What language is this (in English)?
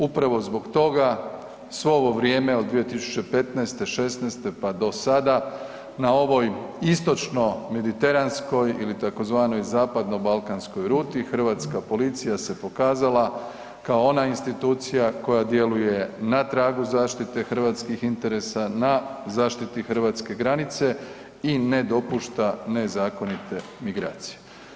Croatian